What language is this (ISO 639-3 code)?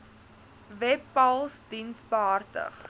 afr